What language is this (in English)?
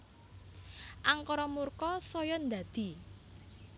Javanese